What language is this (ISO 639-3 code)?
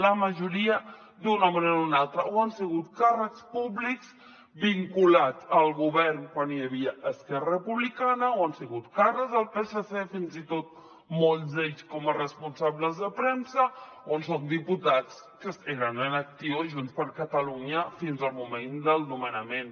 cat